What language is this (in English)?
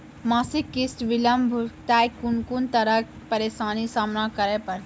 Maithili